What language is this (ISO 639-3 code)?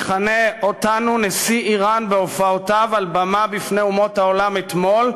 heb